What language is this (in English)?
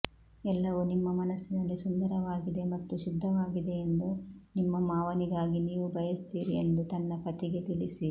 Kannada